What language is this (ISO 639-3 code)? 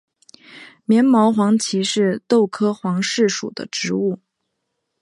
zho